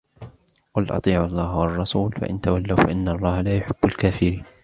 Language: Arabic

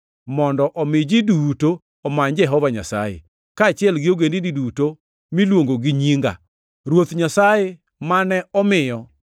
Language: Luo (Kenya and Tanzania)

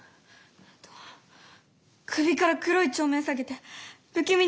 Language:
Japanese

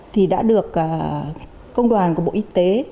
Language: Vietnamese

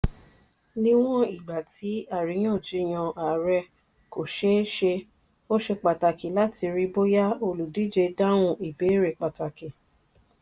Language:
Yoruba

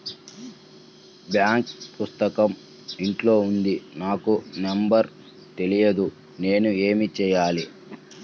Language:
Telugu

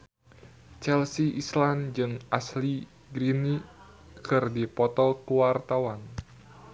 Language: Sundanese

